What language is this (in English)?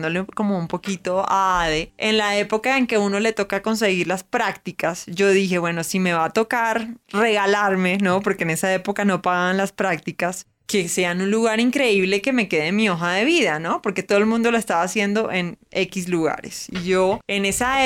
Spanish